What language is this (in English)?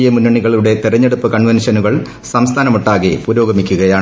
Malayalam